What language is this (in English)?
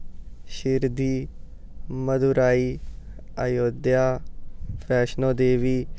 Dogri